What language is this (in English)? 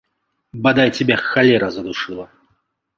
Belarusian